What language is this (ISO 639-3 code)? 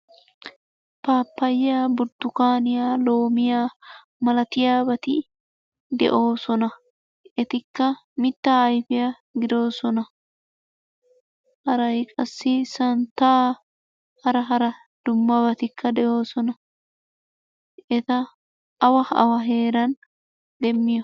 wal